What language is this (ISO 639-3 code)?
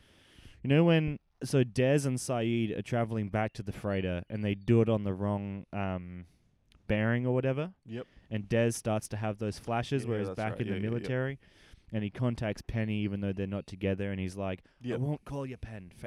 eng